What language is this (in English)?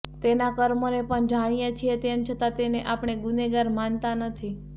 Gujarati